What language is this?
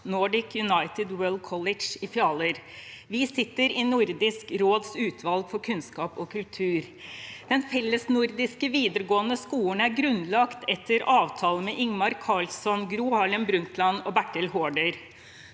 Norwegian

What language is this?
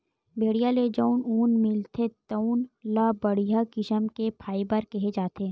Chhattisgarhi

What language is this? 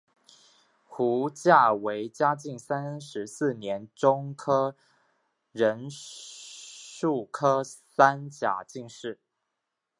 Chinese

